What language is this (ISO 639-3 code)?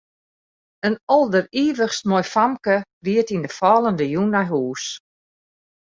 fry